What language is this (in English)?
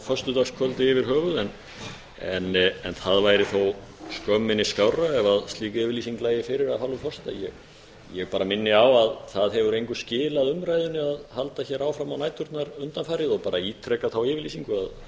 Icelandic